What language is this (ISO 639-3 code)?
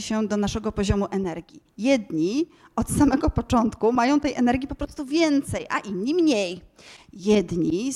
pol